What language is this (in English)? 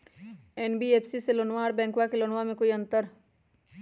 Magahi